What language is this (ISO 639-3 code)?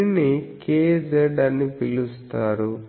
tel